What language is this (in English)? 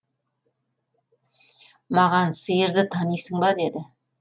Kazakh